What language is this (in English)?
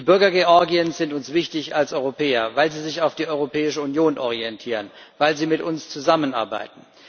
German